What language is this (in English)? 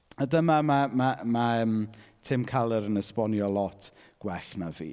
Welsh